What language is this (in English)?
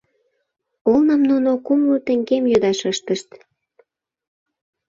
Mari